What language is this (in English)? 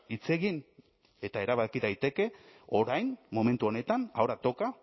Basque